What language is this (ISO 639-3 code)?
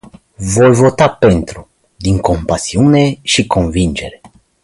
ron